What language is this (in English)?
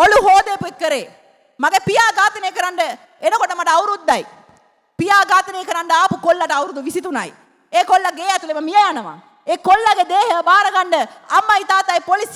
Indonesian